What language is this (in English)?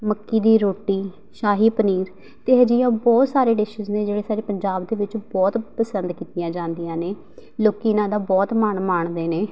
Punjabi